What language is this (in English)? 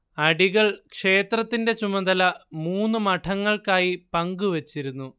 Malayalam